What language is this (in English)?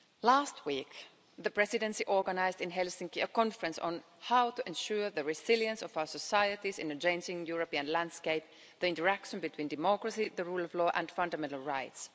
English